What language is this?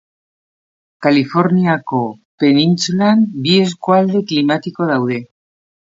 Basque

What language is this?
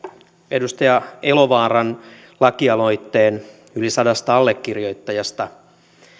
Finnish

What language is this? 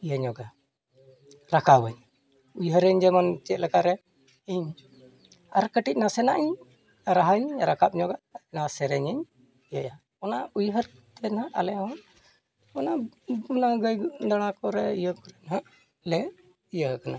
Santali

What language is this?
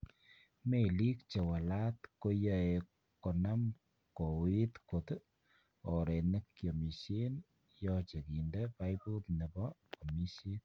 Kalenjin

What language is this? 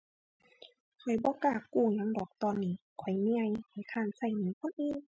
Thai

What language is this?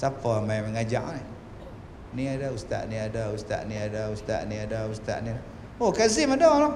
Malay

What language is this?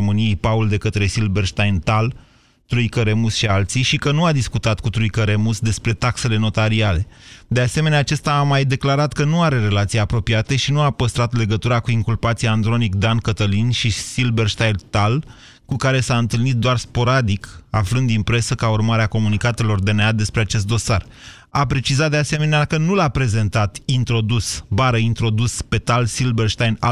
Romanian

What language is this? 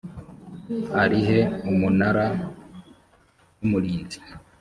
Kinyarwanda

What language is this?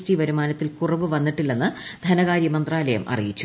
Malayalam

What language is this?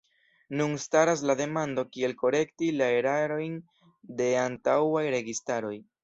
Esperanto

